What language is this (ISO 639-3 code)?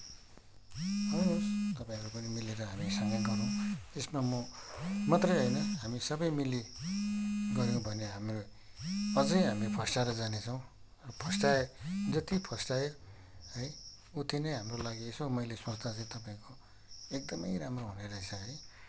nep